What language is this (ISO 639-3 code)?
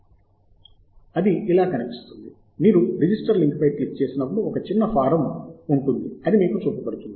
tel